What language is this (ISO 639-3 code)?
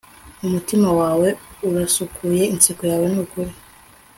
kin